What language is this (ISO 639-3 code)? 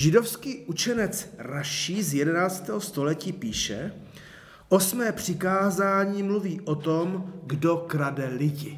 ces